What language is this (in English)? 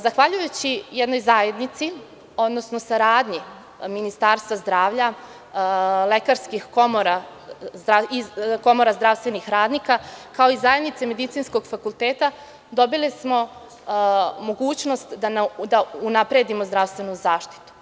Serbian